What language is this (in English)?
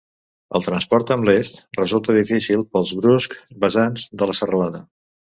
Catalan